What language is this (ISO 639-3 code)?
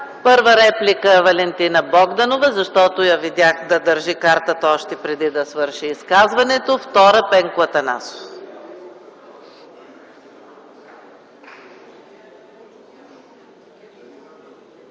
bul